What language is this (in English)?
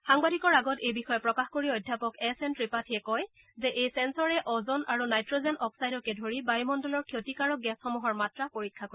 Assamese